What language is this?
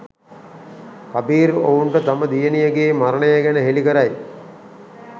Sinhala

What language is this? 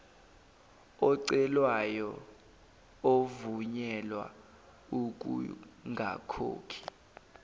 Zulu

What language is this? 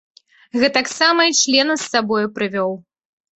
Belarusian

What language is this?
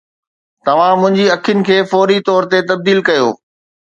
Sindhi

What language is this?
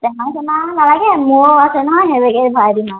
Assamese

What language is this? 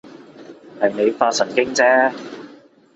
Cantonese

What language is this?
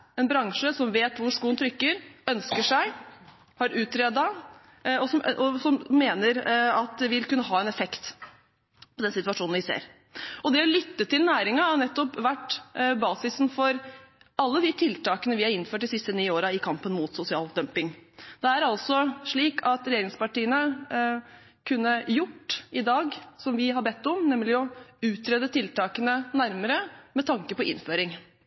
Norwegian Bokmål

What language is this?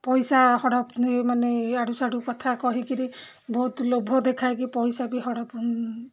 Odia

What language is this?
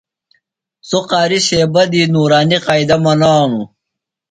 Phalura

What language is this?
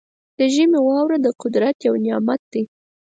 Pashto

